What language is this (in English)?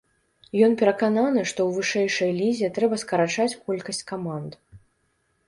Belarusian